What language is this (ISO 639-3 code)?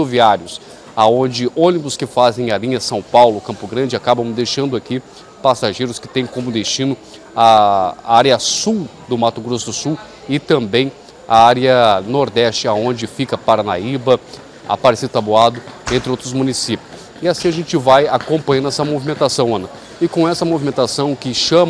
por